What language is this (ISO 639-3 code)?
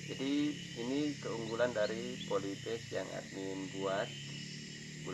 ind